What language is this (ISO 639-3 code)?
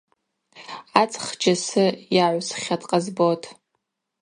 abq